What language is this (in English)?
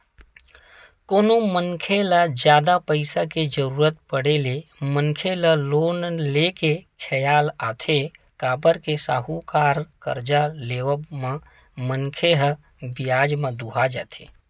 Chhattisgarhi